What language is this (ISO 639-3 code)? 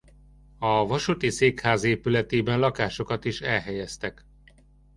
hun